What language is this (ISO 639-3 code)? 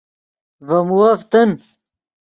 ydg